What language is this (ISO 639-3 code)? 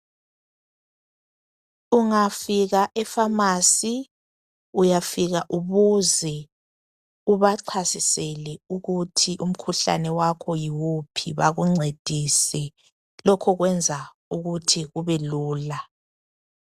nde